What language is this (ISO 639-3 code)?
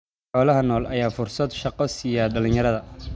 som